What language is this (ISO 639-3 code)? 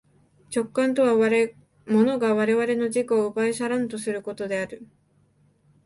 jpn